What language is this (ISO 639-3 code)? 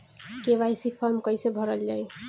bho